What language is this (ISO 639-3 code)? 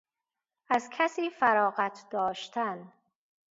fas